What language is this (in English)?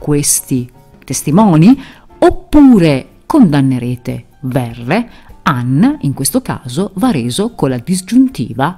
Italian